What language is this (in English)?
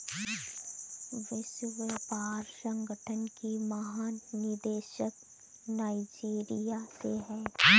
Hindi